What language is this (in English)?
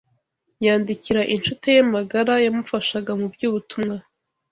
Kinyarwanda